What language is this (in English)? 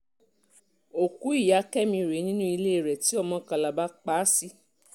Yoruba